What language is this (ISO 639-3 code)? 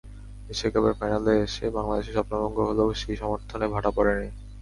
ben